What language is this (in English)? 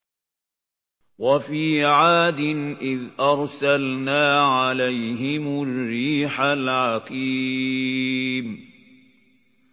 Arabic